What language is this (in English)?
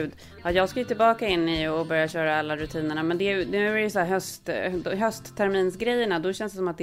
Swedish